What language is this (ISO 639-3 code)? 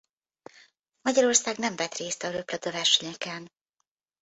hun